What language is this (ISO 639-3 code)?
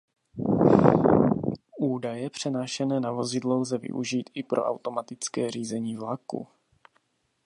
ces